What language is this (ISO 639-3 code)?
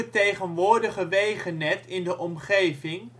nld